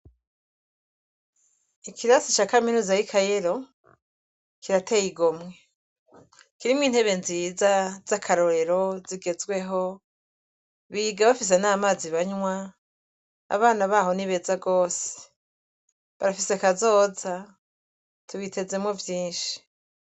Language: Rundi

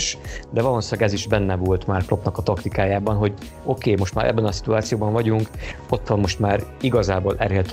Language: Hungarian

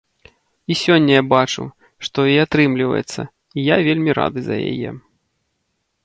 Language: Belarusian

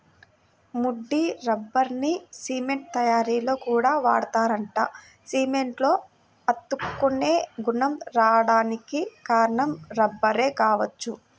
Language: Telugu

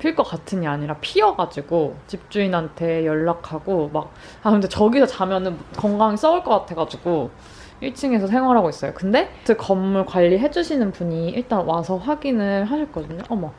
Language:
Korean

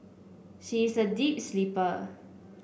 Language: English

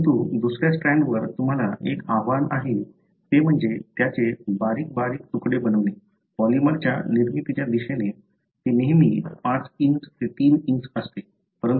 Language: Marathi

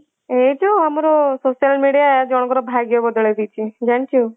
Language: Odia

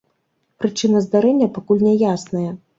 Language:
Belarusian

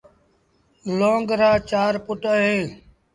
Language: Sindhi Bhil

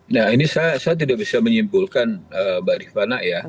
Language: Indonesian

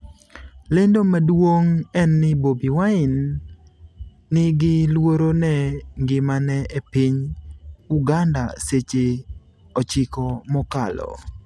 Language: Luo (Kenya and Tanzania)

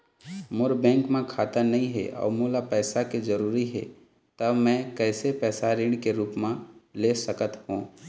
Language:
Chhattisgarhi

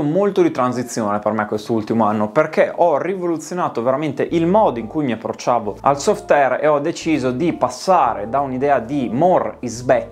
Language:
Italian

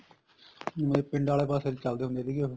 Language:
Punjabi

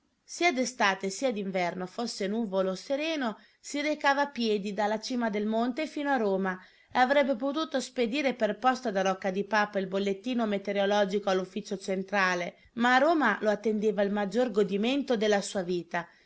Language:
Italian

